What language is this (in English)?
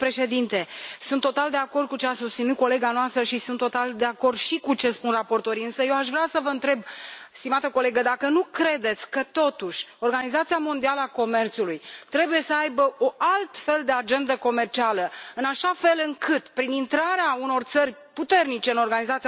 Romanian